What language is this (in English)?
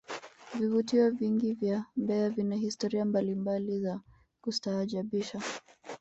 Swahili